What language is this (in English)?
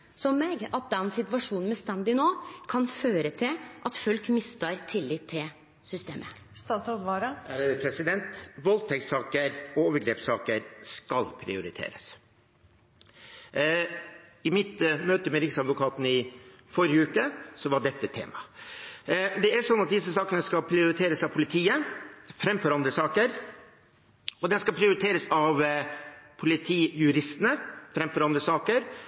Norwegian